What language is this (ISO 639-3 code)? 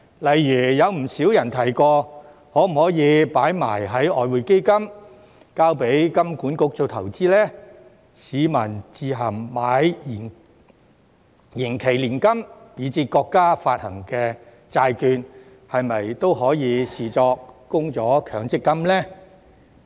yue